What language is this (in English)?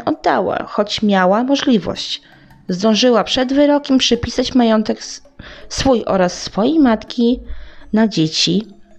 Polish